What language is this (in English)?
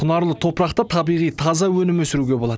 Kazakh